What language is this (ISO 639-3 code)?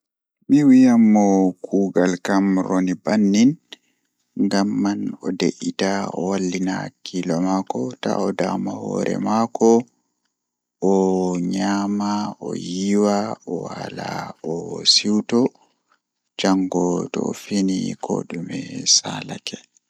ful